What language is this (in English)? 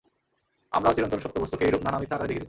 Bangla